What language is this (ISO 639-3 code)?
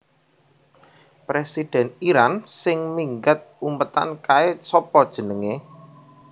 jav